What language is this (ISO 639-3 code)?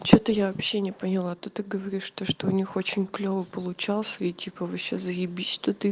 rus